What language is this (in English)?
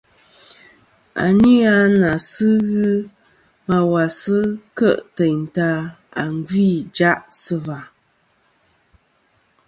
Kom